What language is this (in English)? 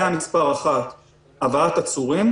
Hebrew